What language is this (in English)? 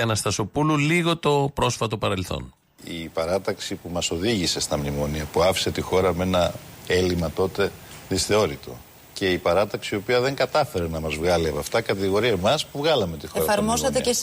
Greek